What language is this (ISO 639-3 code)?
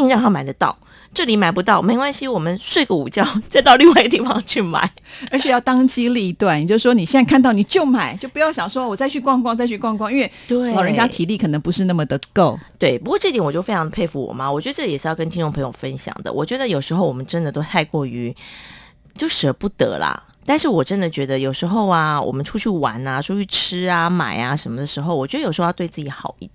zho